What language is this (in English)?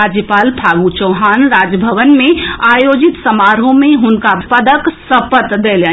Maithili